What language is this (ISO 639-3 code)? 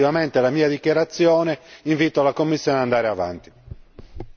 ita